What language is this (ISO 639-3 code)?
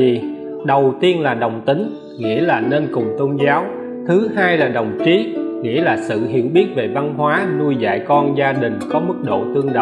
vie